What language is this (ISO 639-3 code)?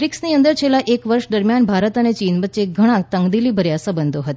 guj